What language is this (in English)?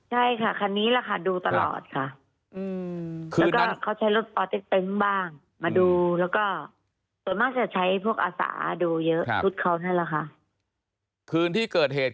Thai